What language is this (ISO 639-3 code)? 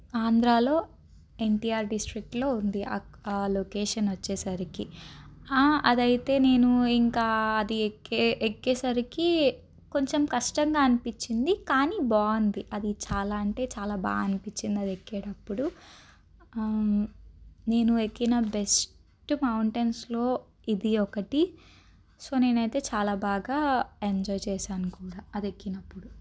tel